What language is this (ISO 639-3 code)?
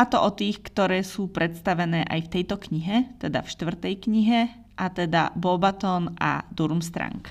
slk